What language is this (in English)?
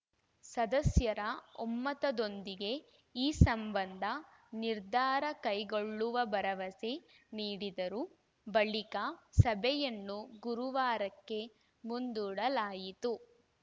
Kannada